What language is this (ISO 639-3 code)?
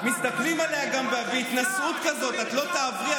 heb